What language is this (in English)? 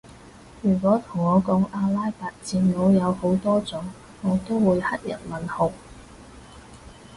Cantonese